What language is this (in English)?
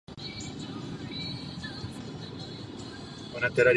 Czech